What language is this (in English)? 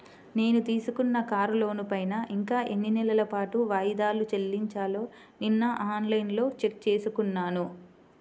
Telugu